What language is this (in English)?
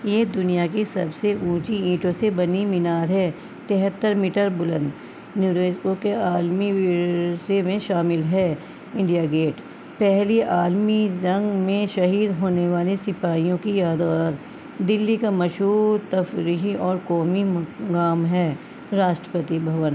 Urdu